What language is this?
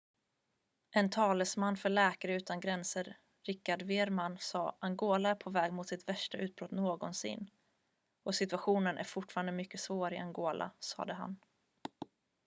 Swedish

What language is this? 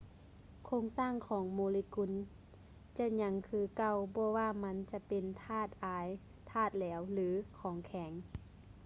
Lao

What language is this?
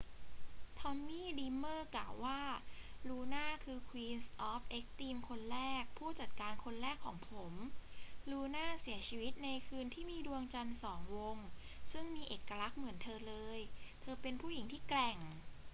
Thai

